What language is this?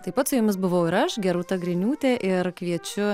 Lithuanian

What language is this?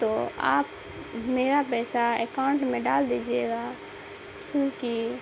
Urdu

